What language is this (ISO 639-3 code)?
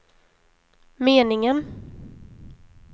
swe